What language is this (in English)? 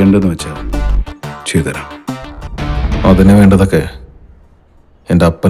Malayalam